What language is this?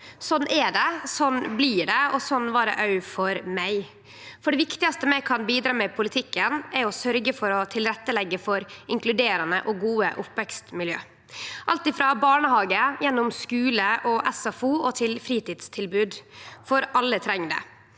Norwegian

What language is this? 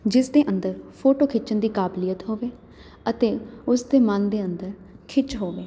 Punjabi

